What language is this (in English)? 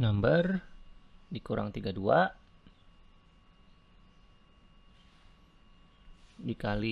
Indonesian